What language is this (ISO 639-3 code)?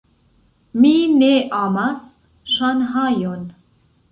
epo